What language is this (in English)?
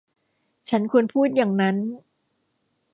Thai